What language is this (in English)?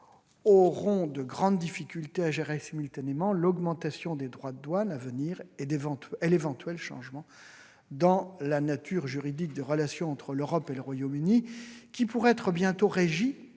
French